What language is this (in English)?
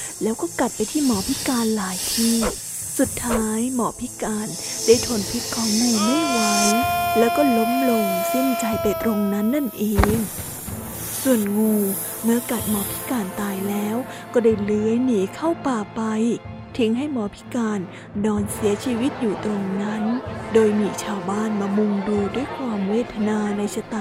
Thai